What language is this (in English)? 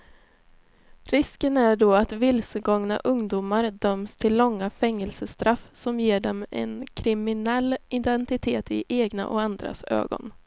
Swedish